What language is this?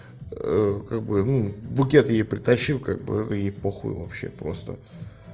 Russian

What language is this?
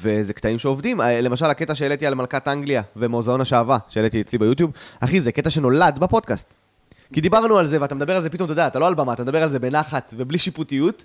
Hebrew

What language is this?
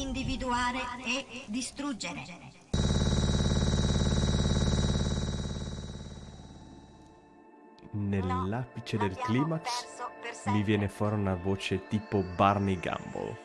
Italian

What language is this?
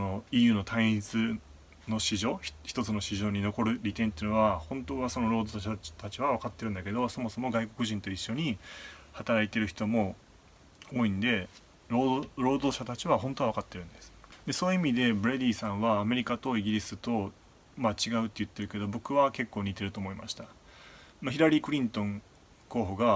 Japanese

